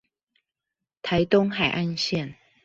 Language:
Chinese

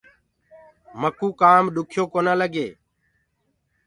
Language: Gurgula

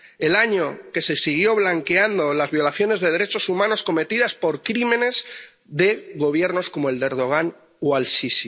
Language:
Spanish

